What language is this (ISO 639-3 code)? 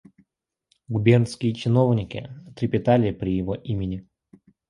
rus